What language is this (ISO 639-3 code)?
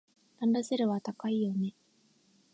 jpn